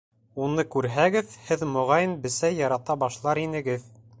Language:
Bashkir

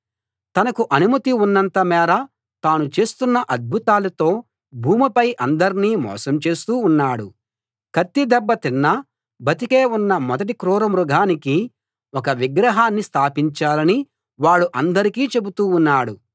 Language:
Telugu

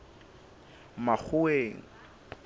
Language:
Southern Sotho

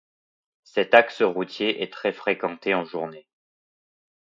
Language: French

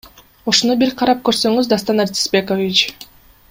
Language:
Kyrgyz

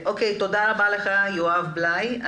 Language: Hebrew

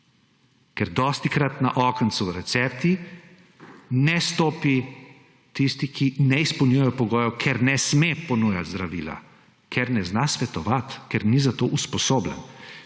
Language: Slovenian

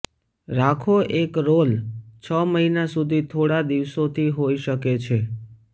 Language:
Gujarati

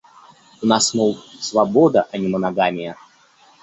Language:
Russian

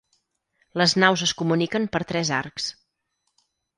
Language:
Catalan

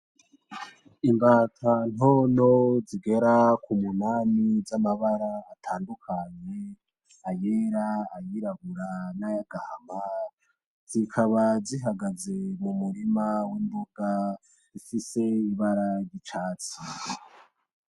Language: Rundi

